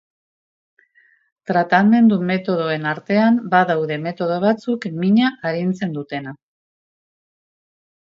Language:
Basque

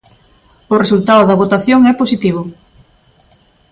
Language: Galician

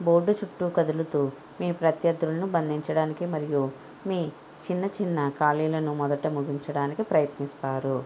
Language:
Telugu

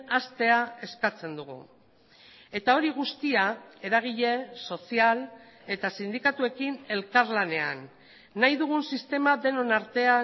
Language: Basque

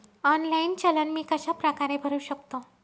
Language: Marathi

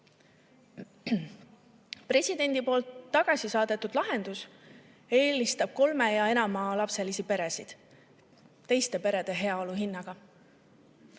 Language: Estonian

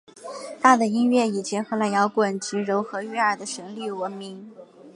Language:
Chinese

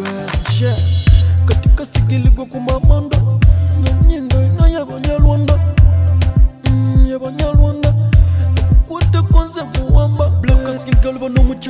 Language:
Romanian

